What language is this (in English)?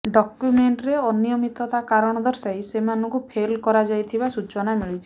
Odia